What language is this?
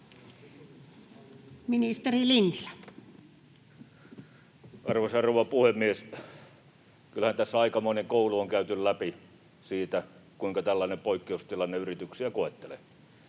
Finnish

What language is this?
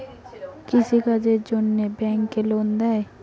Bangla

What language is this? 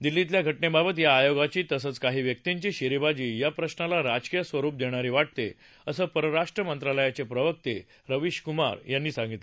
Marathi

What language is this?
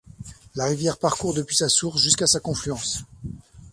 French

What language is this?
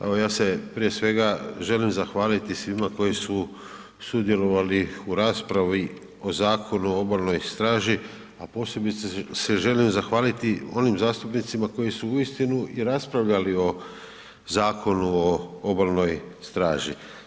Croatian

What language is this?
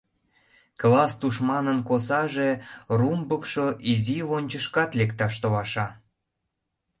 Mari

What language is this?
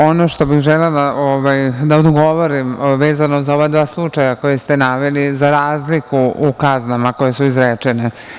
Serbian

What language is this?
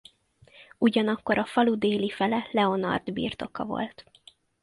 Hungarian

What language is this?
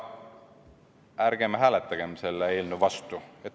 Estonian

